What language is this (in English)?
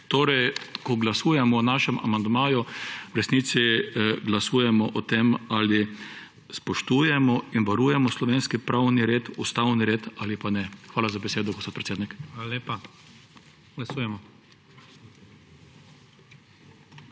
Slovenian